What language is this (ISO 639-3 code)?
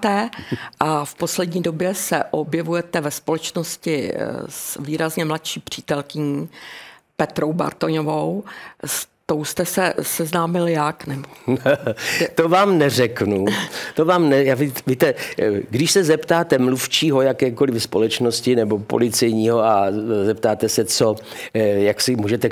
ces